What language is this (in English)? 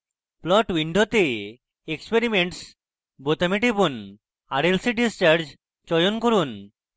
Bangla